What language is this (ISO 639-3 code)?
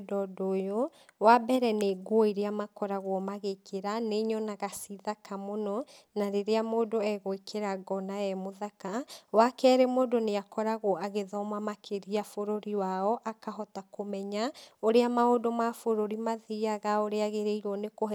kik